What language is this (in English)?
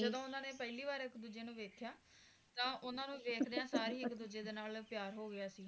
Punjabi